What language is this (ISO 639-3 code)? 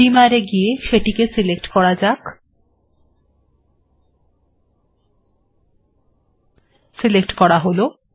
ben